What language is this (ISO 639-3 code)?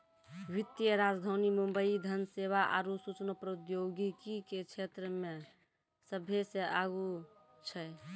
mai